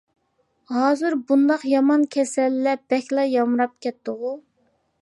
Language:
Uyghur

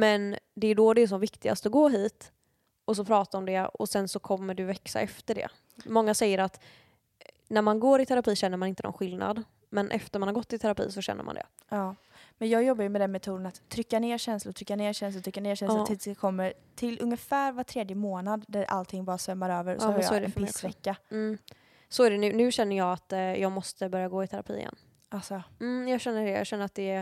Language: Swedish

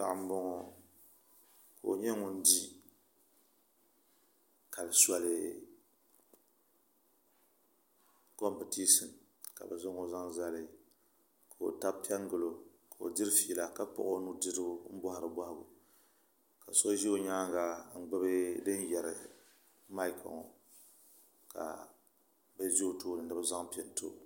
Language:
Dagbani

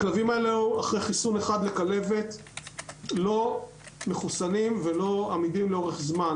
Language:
Hebrew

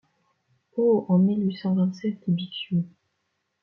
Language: French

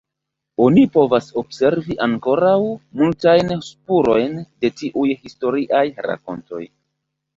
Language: Esperanto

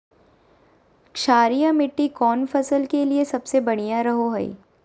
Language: Magahi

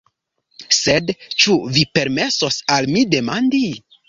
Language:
Esperanto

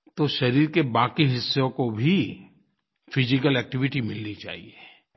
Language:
Hindi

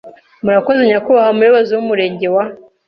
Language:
Kinyarwanda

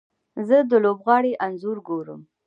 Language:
Pashto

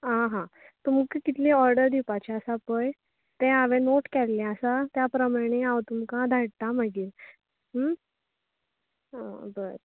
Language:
Konkani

